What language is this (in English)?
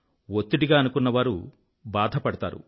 Telugu